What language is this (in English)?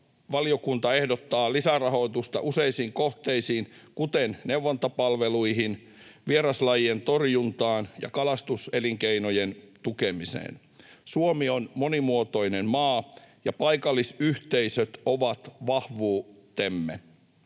Finnish